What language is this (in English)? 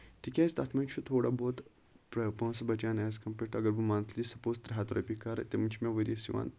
Kashmiri